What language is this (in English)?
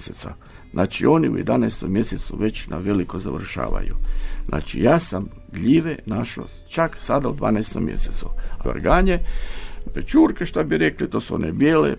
Croatian